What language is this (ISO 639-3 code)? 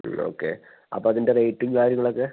mal